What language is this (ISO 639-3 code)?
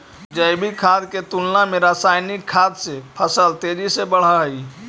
mag